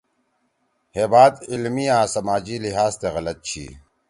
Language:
Torwali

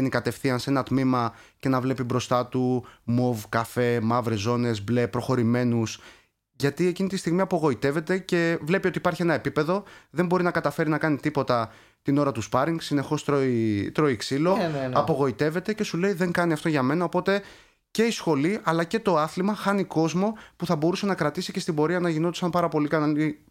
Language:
Greek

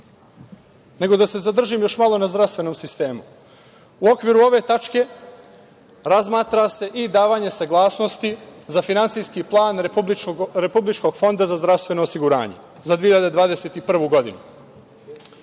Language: Serbian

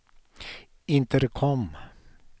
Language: Swedish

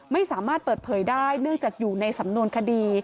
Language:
Thai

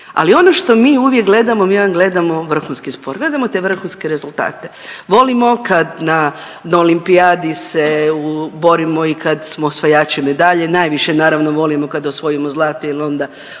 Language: Croatian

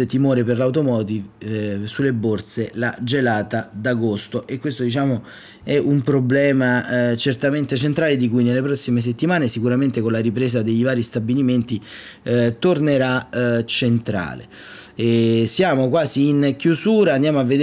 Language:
Italian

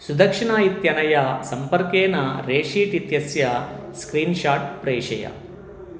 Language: Sanskrit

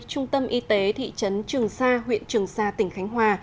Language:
Vietnamese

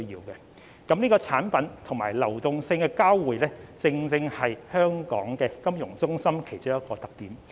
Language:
Cantonese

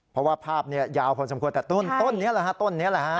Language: Thai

